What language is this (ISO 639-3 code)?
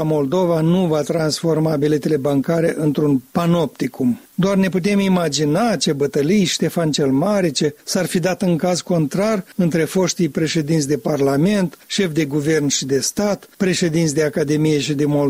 ron